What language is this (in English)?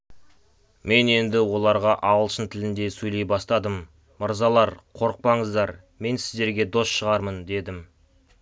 Kazakh